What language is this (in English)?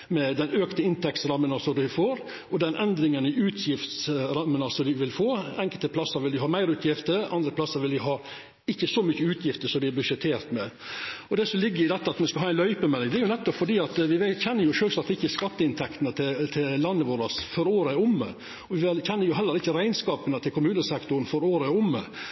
Norwegian Nynorsk